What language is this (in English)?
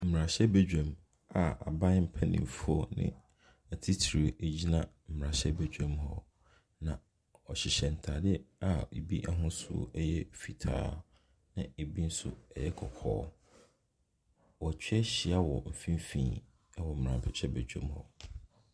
Akan